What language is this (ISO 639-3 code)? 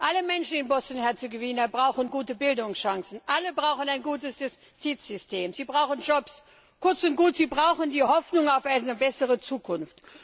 deu